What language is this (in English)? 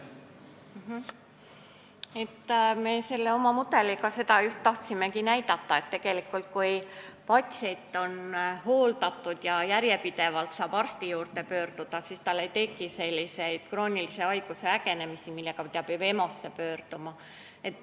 Estonian